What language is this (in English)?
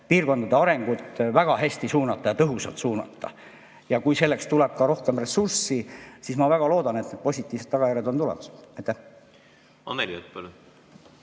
Estonian